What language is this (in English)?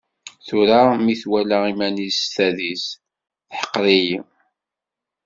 Kabyle